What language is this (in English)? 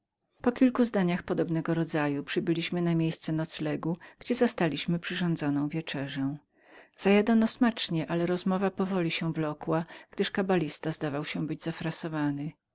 Polish